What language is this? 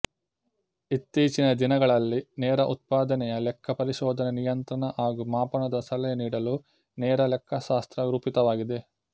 Kannada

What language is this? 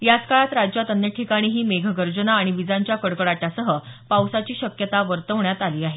Marathi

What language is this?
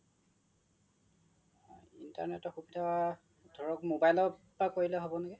Assamese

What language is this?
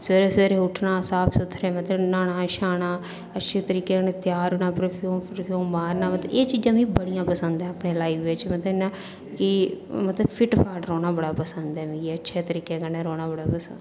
Dogri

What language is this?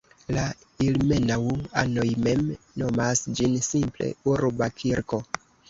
Esperanto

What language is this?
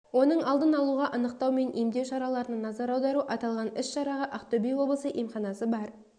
Kazakh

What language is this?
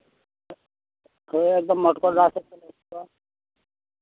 Santali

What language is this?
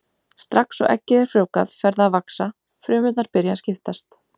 Icelandic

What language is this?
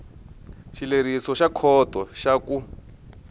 Tsonga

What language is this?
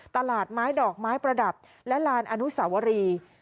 Thai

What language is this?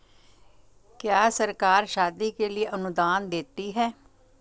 Hindi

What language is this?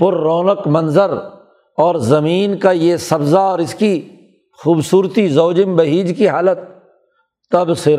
Urdu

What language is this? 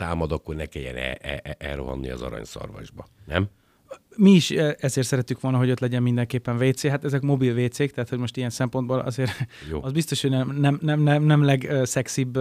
Hungarian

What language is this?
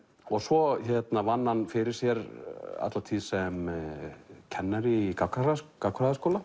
Icelandic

